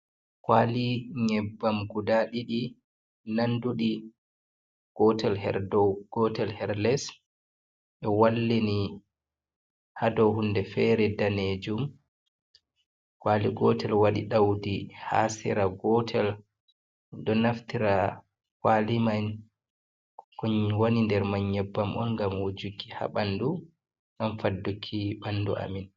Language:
Fula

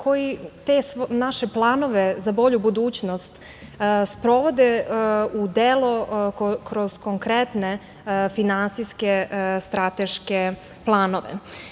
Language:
Serbian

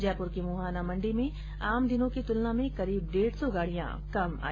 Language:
Hindi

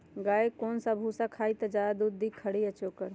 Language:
Magahi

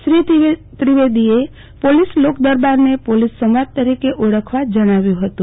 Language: Gujarati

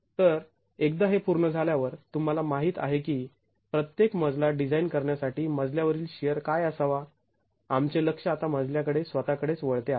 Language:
Marathi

